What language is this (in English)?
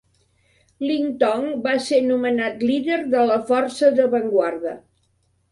Catalan